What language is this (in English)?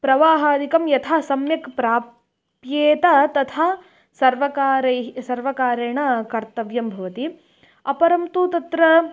Sanskrit